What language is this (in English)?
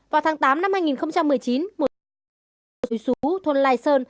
Vietnamese